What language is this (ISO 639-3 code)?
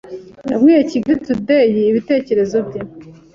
kin